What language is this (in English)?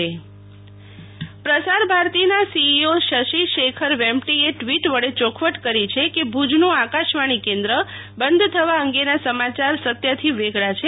Gujarati